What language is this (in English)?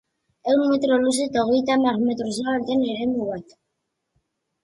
Basque